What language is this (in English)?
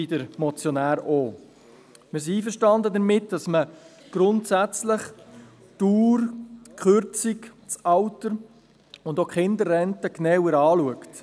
Swiss German